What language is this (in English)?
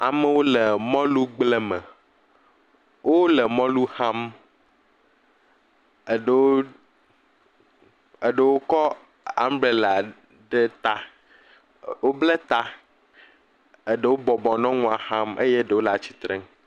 Ewe